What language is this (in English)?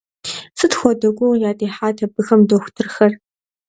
Kabardian